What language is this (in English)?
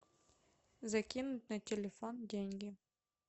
Russian